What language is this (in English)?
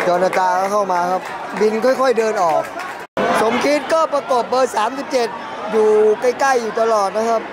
Thai